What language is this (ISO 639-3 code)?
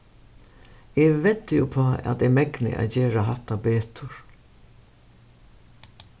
fao